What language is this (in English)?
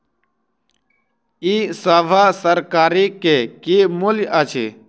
Maithili